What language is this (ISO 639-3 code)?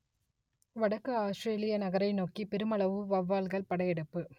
tam